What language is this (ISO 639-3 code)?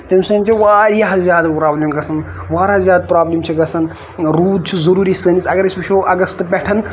kas